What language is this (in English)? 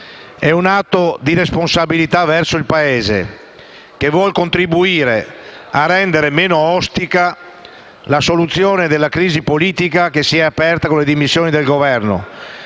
Italian